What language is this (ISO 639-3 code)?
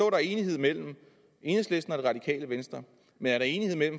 dan